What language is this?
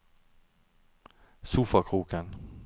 Norwegian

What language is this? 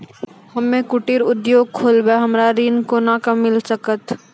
Maithili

